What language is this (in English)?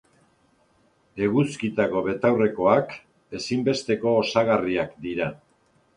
Basque